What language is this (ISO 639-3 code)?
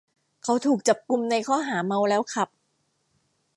tha